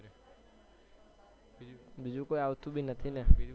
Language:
Gujarati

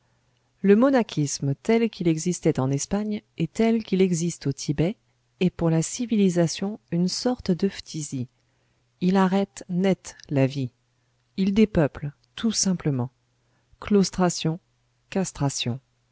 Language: French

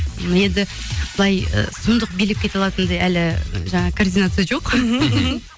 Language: Kazakh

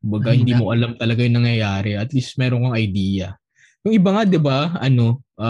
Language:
Filipino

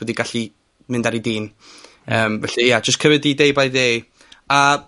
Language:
Welsh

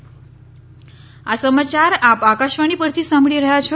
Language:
Gujarati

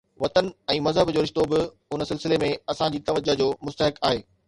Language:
Sindhi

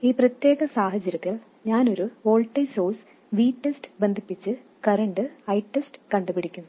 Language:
Malayalam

